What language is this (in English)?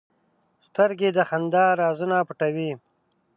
Pashto